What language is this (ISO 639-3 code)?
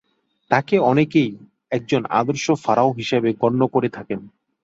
ben